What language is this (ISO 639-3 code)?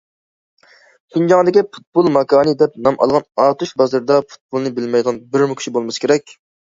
uig